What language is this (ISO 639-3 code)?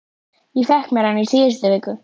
isl